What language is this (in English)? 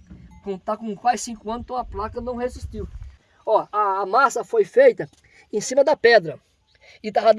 Portuguese